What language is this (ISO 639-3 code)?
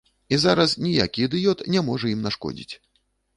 bel